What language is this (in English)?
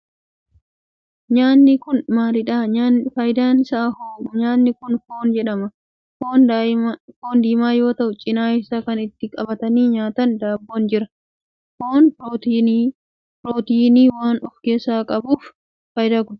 Oromo